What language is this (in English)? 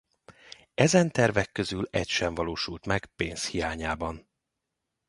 Hungarian